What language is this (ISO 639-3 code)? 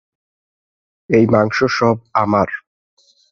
ben